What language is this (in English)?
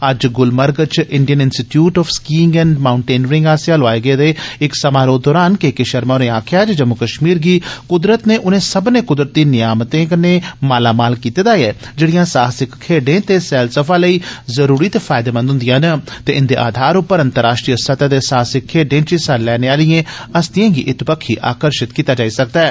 Dogri